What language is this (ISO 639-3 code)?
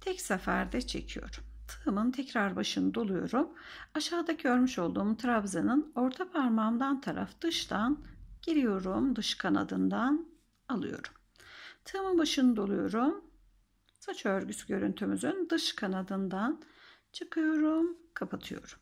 tur